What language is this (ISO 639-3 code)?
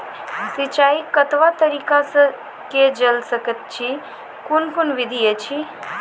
mai